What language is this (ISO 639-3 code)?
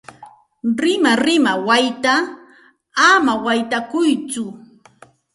qxt